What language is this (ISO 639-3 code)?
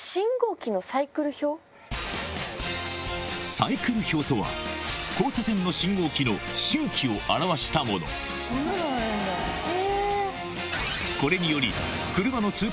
jpn